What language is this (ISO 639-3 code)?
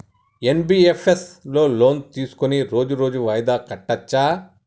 tel